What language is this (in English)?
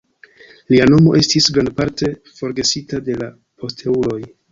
Esperanto